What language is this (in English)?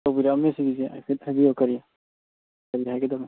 Manipuri